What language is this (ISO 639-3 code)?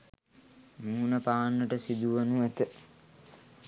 sin